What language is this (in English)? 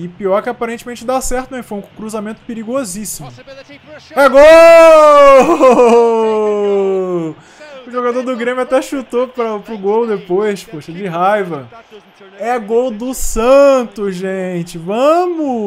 Portuguese